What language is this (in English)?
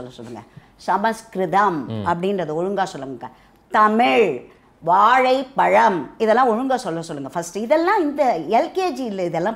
Hindi